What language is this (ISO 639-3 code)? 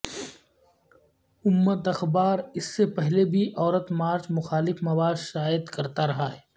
urd